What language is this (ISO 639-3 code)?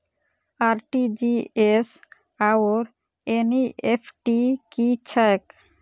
mai